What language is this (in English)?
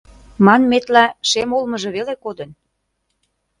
Mari